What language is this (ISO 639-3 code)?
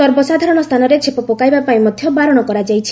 ori